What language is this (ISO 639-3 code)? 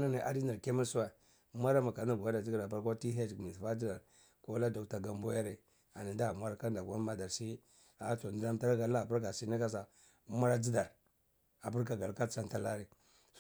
ckl